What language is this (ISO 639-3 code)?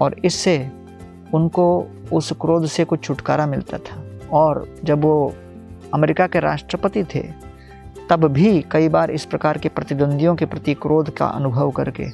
hin